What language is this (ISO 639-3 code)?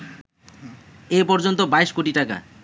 ben